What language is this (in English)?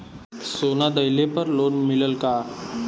Bhojpuri